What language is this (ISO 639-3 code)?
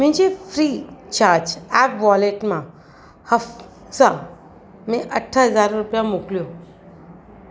snd